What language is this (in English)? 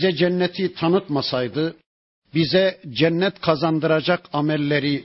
Turkish